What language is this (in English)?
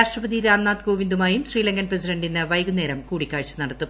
Malayalam